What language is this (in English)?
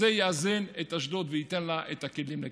Hebrew